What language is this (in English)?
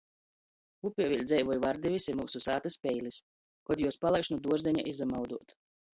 Latgalian